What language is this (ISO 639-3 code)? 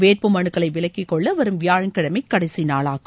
tam